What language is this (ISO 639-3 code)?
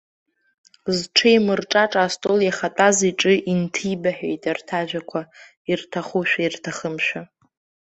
abk